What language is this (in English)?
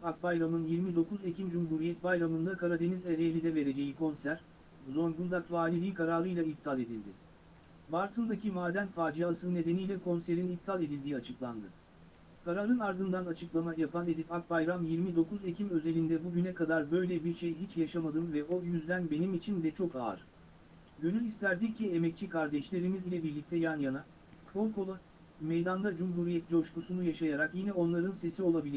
Turkish